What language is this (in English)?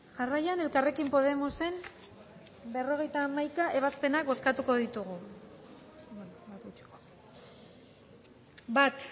Basque